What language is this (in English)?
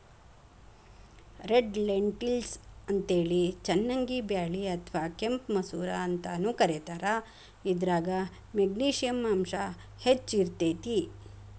Kannada